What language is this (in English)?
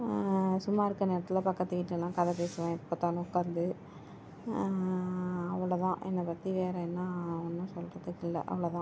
Tamil